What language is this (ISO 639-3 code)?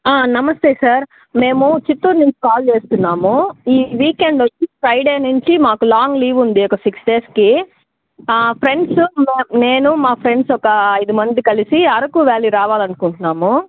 tel